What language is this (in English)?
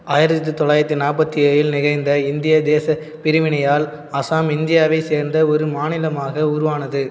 Tamil